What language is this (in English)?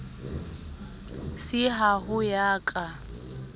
Southern Sotho